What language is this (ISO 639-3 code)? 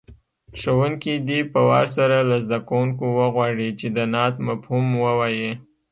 pus